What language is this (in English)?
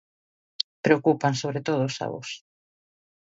Galician